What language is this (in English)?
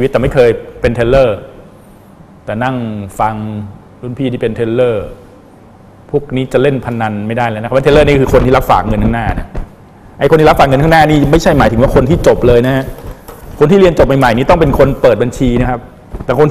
Thai